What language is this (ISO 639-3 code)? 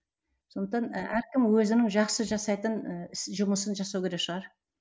kaz